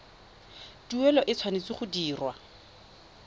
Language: Tswana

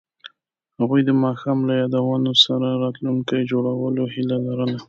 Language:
Pashto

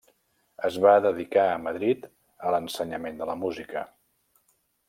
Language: Catalan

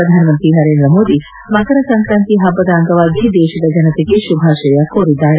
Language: Kannada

